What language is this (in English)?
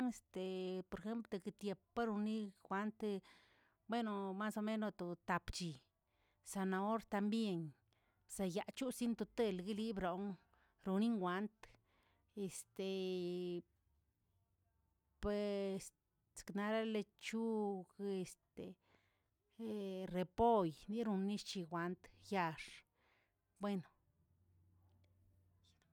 Tilquiapan Zapotec